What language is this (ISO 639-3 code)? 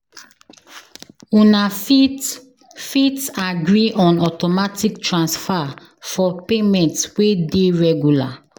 pcm